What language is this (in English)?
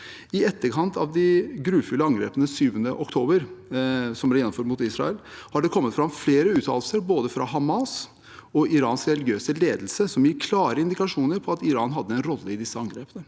Norwegian